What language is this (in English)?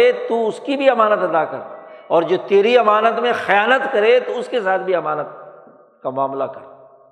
Urdu